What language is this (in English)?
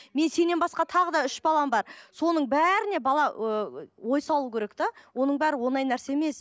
Kazakh